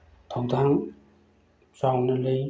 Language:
Manipuri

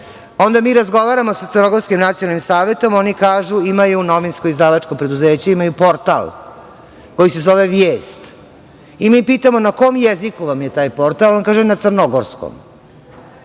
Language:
Serbian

